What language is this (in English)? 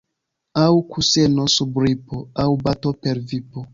Esperanto